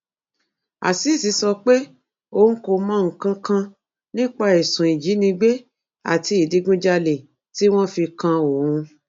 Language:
Yoruba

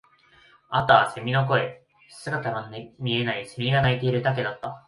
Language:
Japanese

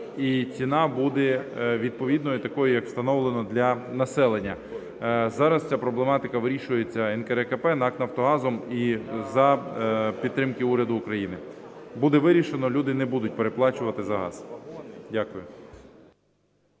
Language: Ukrainian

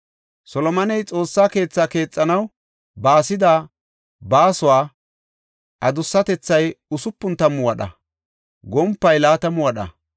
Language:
Gofa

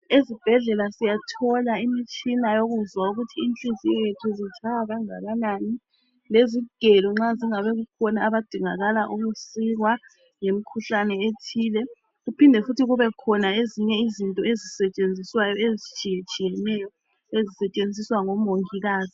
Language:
North Ndebele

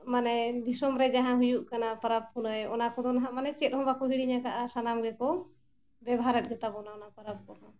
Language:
Santali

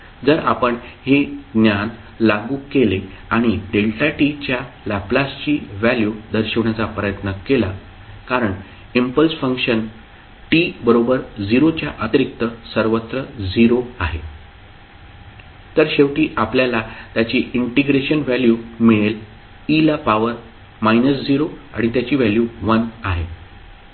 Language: Marathi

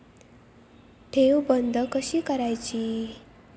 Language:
Marathi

